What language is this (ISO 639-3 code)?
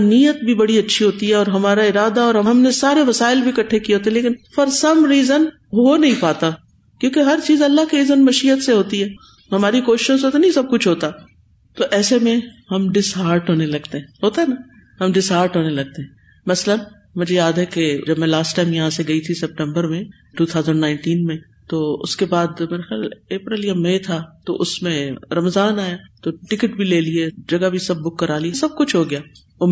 urd